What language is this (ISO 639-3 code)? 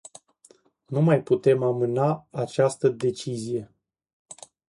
ron